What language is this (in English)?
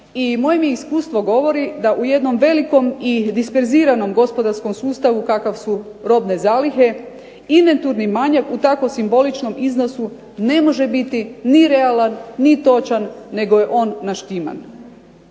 Croatian